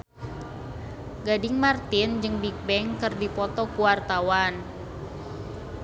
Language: Sundanese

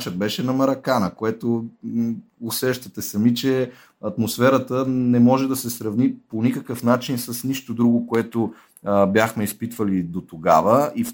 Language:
Bulgarian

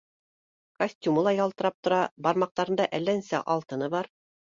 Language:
Bashkir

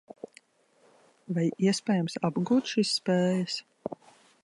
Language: Latvian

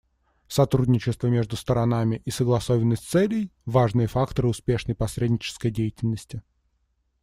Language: Russian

